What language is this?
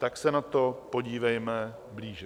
Czech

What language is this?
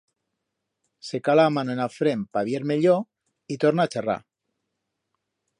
Aragonese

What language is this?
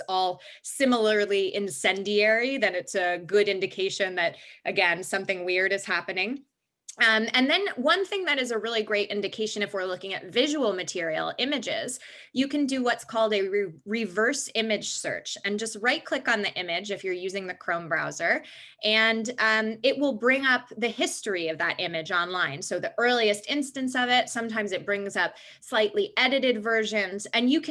English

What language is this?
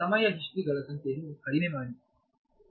Kannada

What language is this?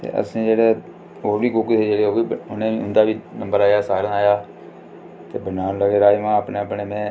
Dogri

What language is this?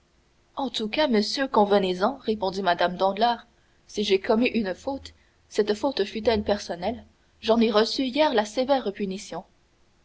French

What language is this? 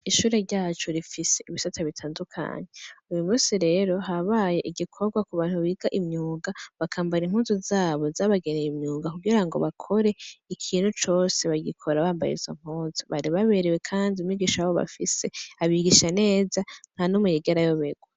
Rundi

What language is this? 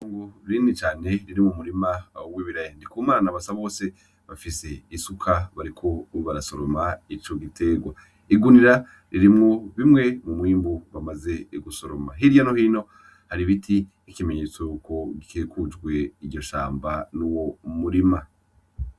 Rundi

